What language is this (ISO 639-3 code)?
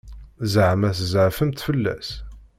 kab